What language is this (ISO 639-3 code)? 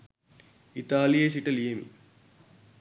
sin